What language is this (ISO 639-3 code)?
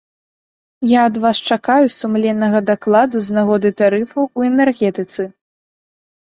bel